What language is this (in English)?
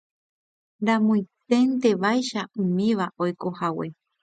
Guarani